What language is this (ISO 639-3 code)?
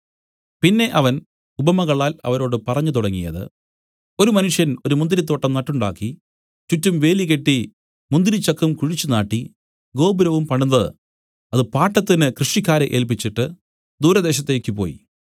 mal